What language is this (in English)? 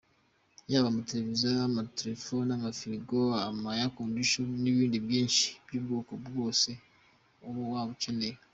Kinyarwanda